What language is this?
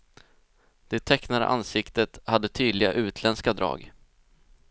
Swedish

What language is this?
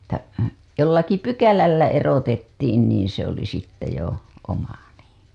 Finnish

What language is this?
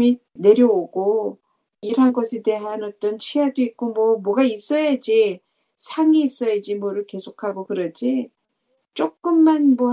Korean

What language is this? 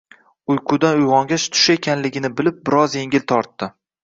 Uzbek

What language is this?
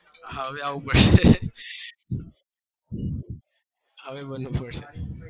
Gujarati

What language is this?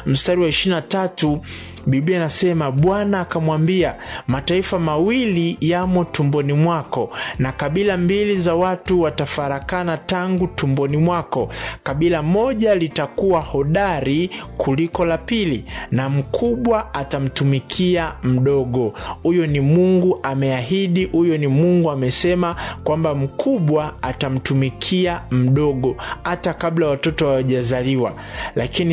Swahili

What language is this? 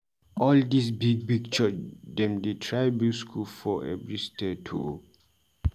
Nigerian Pidgin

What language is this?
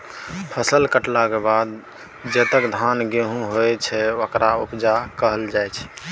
Maithili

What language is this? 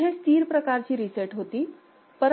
Marathi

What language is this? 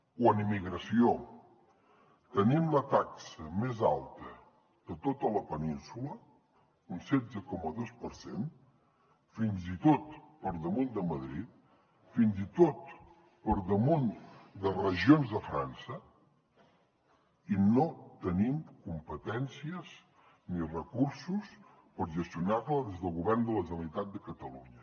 Catalan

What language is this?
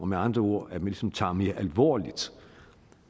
Danish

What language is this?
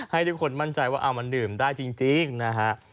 Thai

